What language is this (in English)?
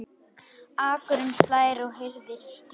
Icelandic